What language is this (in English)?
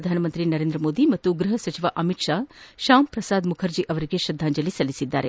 Kannada